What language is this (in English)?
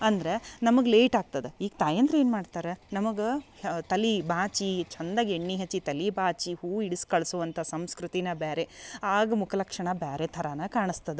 Kannada